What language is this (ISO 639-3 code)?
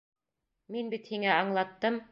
bak